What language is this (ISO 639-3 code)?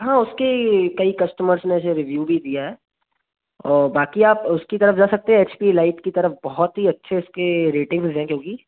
hin